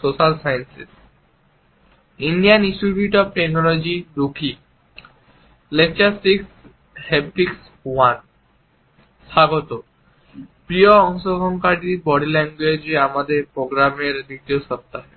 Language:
Bangla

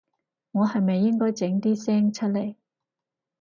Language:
Cantonese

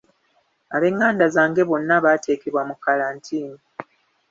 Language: Ganda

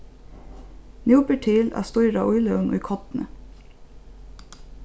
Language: Faroese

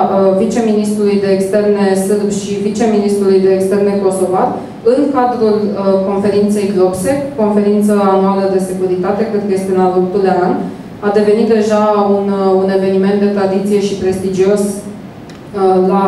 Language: Romanian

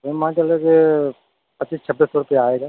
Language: Hindi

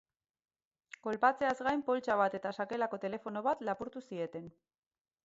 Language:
Basque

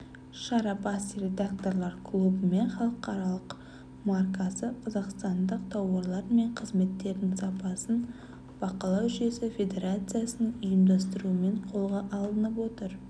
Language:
Kazakh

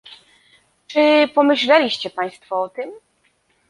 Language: Polish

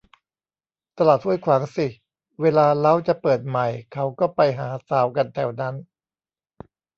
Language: Thai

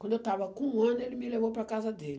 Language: Portuguese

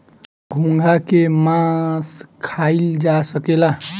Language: Bhojpuri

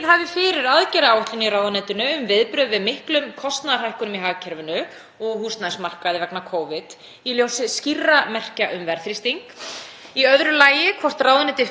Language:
Icelandic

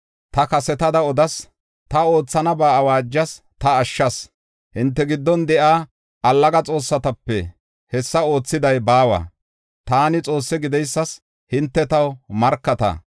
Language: Gofa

